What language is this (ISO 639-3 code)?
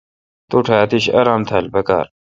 xka